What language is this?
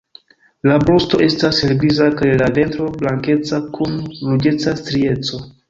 Esperanto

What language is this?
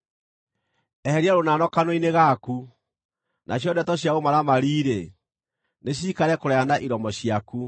Kikuyu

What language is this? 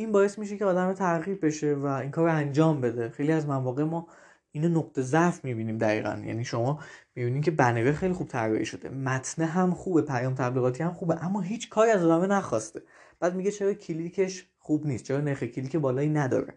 Persian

